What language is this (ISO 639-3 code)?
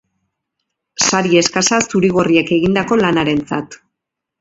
eus